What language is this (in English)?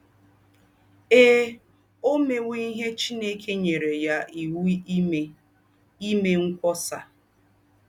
Igbo